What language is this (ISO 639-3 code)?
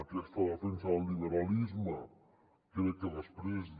cat